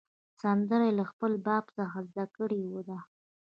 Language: Pashto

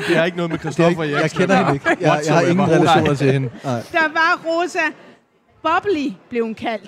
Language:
Danish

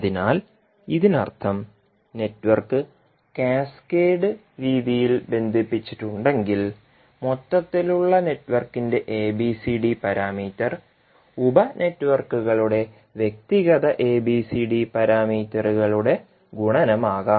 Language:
Malayalam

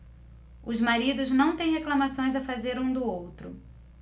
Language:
Portuguese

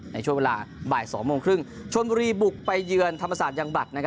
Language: Thai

